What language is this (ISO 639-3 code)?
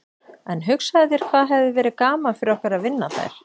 isl